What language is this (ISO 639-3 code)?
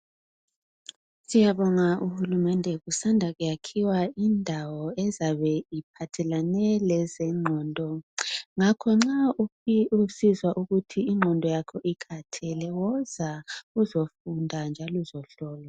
nde